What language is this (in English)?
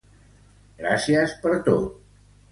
Catalan